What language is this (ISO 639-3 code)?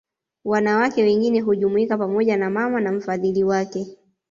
swa